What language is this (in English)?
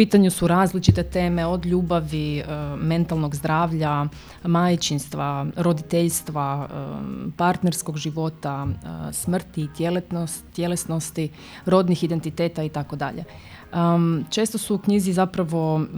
Croatian